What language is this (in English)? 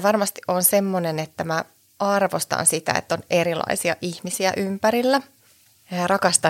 Finnish